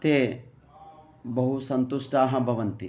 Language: Sanskrit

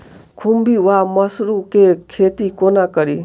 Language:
Maithili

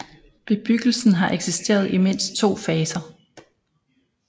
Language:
Danish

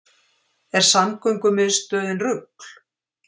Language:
Icelandic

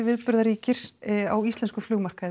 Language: Icelandic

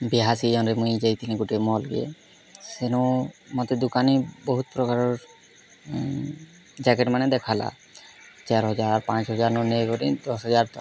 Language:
Odia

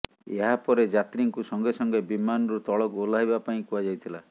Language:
Odia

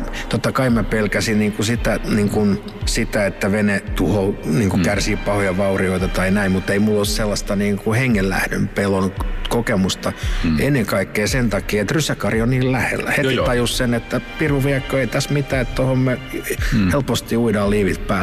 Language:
Finnish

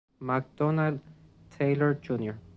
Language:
Spanish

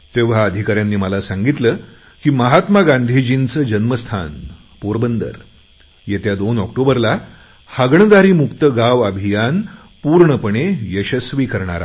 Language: Marathi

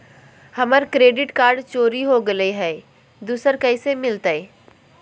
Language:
Magahi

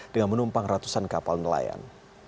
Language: Indonesian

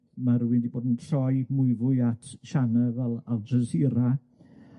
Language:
Welsh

